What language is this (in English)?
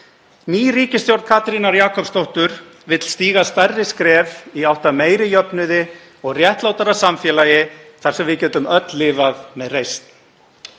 Icelandic